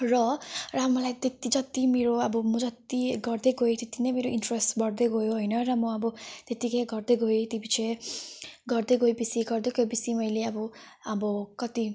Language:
Nepali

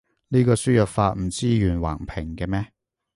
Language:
Cantonese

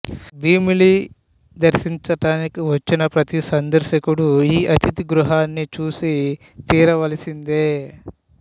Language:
Telugu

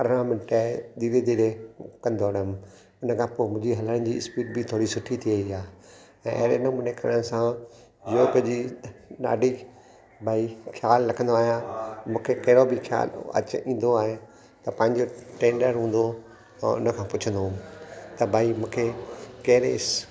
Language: Sindhi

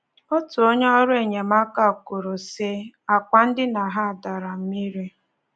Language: Igbo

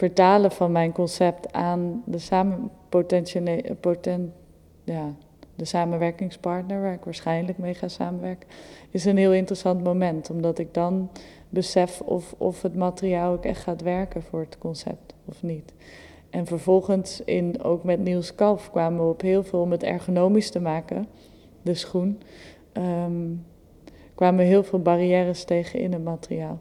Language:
Dutch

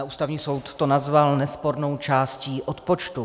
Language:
Czech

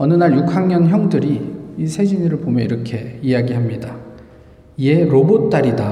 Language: Korean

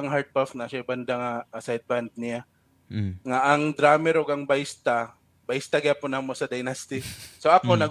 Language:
Filipino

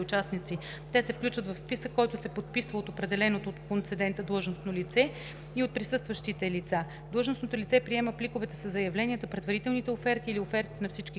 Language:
Bulgarian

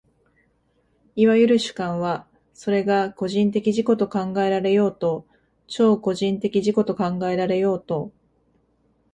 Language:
Japanese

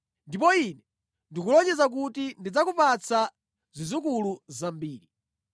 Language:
Nyanja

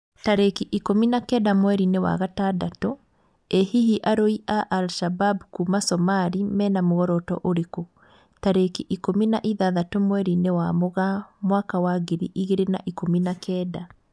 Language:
Kikuyu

